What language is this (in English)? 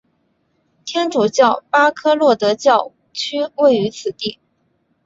Chinese